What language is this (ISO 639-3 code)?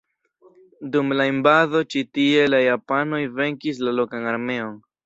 epo